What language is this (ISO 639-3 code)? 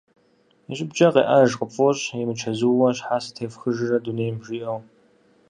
kbd